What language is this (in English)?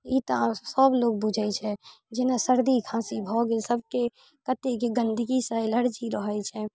Maithili